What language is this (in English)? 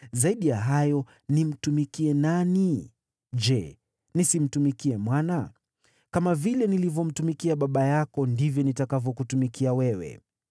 Swahili